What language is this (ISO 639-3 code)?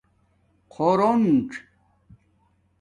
dmk